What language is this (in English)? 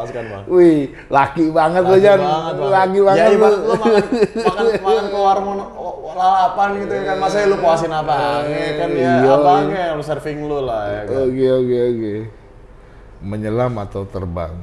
Indonesian